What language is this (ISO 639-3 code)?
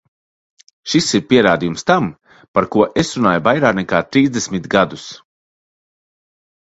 lav